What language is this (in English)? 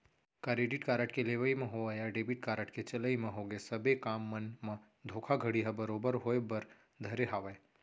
Chhattisgarhi